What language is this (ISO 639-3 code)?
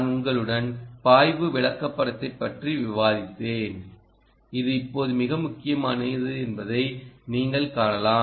tam